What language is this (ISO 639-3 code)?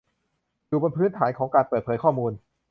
tha